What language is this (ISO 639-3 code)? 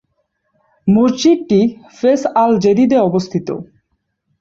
ben